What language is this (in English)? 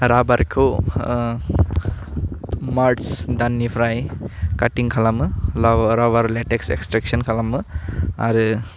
Bodo